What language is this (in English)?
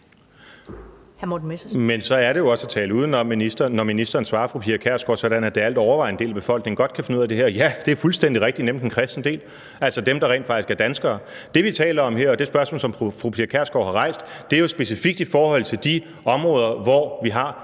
Danish